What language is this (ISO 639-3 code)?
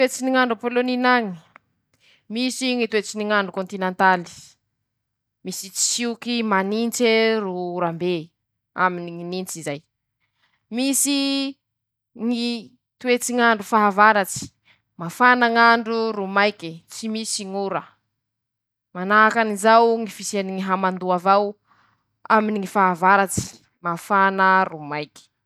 msh